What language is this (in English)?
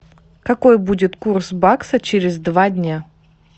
Russian